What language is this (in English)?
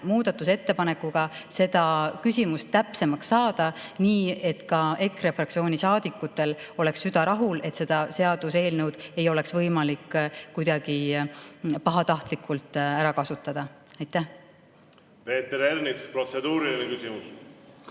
Estonian